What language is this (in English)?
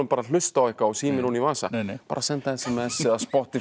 Icelandic